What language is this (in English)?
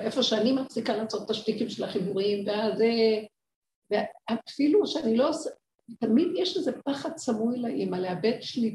Hebrew